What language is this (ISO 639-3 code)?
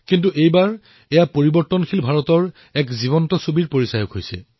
asm